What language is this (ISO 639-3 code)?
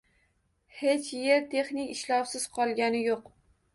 uzb